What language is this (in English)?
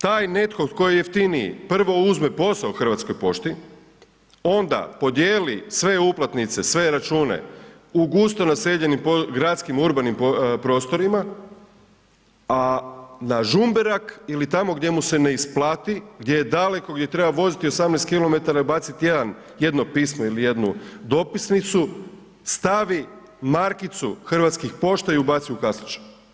Croatian